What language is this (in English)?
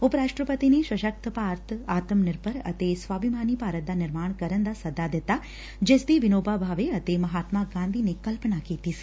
Punjabi